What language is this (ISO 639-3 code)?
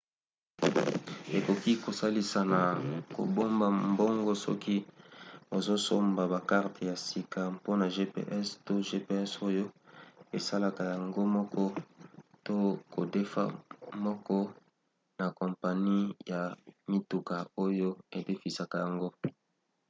lin